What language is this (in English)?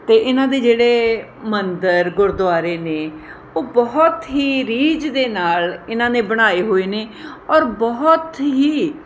Punjabi